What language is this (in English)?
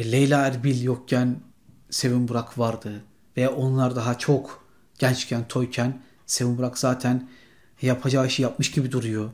Turkish